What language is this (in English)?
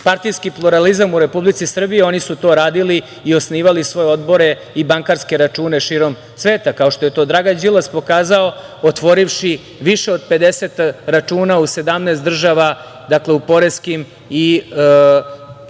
Serbian